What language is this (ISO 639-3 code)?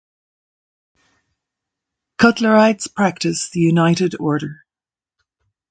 eng